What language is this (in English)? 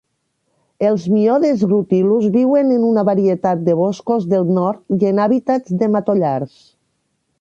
Catalan